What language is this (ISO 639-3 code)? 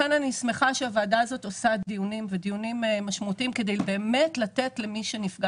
heb